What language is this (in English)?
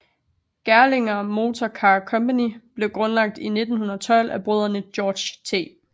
Danish